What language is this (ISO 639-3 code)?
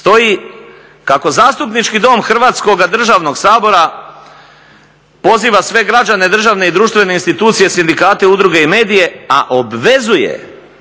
hrv